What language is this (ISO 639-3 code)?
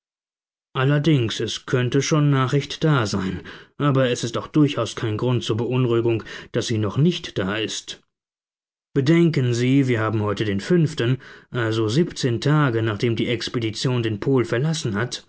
deu